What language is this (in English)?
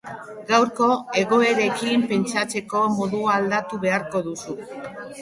Basque